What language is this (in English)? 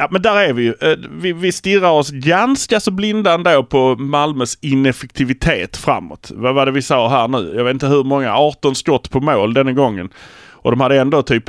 Swedish